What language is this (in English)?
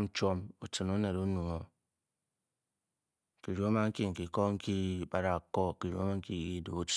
Bokyi